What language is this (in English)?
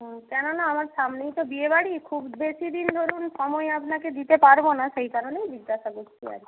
Bangla